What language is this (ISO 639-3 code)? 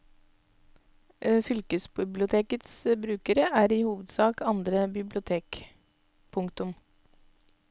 nor